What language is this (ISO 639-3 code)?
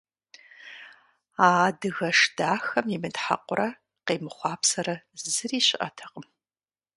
kbd